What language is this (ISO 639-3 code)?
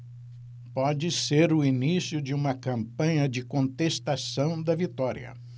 por